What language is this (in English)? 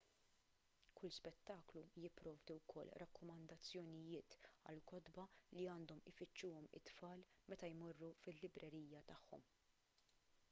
Maltese